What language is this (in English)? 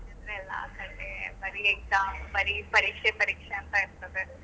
Kannada